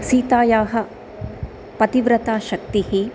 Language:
Sanskrit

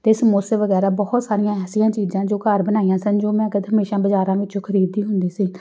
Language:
Punjabi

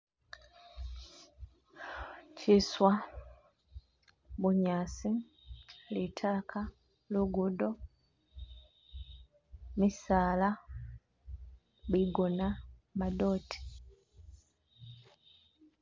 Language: Masaaba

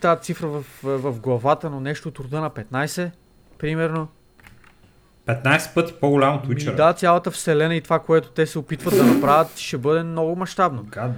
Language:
Bulgarian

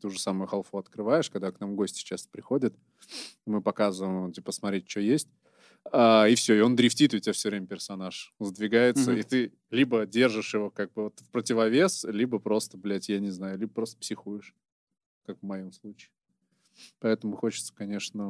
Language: Russian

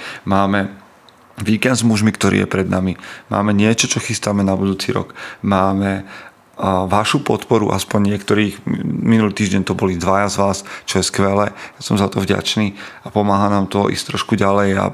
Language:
Slovak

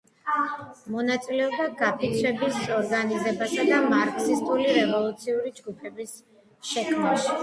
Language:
Georgian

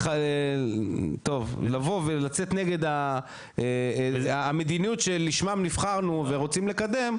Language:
Hebrew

